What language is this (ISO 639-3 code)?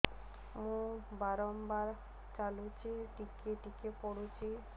ori